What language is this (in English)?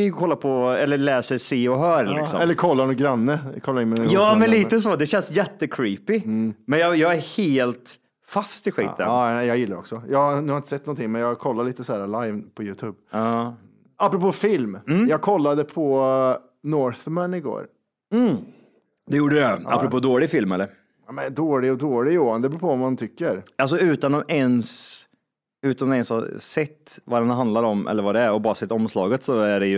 Swedish